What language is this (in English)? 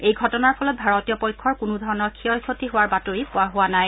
Assamese